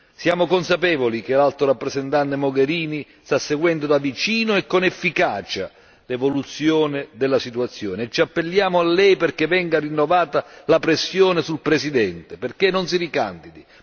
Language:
Italian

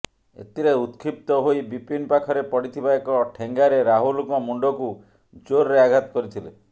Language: Odia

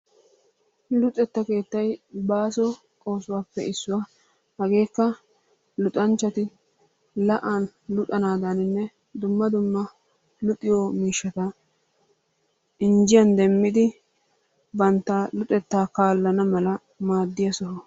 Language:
Wolaytta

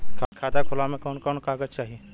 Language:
Bhojpuri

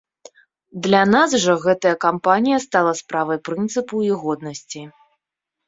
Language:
Belarusian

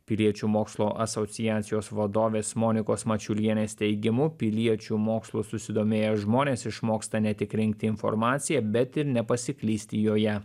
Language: Lithuanian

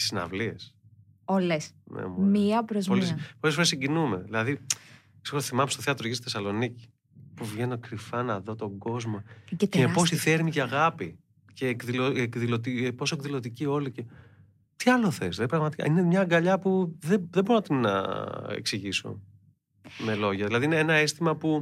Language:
Greek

